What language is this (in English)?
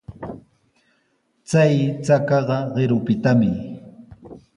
Sihuas Ancash Quechua